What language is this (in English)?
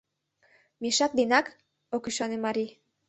Mari